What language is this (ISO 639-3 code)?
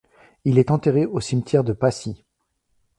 fra